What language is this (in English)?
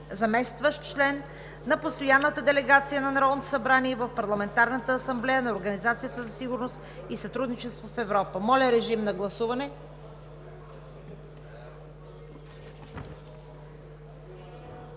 Bulgarian